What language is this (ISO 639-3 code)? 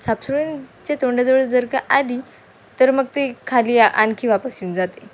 mar